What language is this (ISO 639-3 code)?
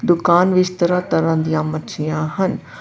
pan